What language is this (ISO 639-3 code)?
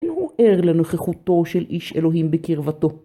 heb